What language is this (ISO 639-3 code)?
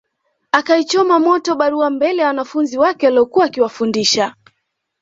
swa